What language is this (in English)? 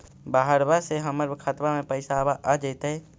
Magahi